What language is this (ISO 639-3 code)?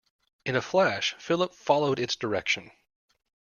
eng